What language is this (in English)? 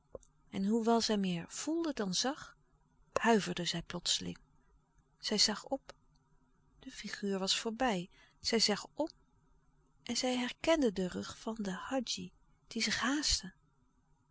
Dutch